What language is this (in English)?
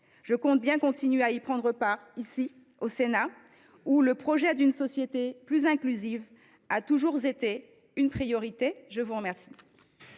French